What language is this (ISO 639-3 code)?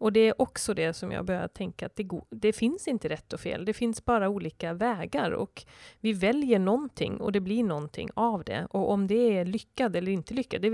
swe